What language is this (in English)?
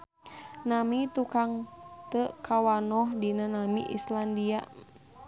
Sundanese